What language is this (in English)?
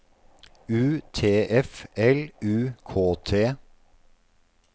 Norwegian